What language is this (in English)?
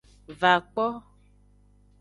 Aja (Benin)